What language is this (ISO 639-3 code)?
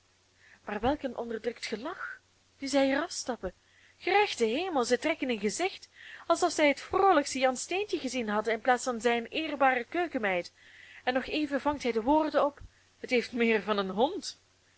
nld